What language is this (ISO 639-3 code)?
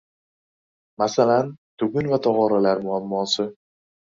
uzb